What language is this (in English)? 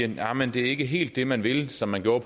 Danish